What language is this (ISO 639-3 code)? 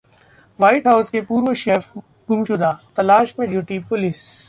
hin